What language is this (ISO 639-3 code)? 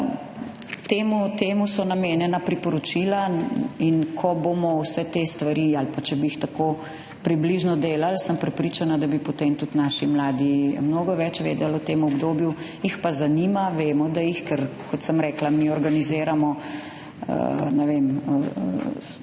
slv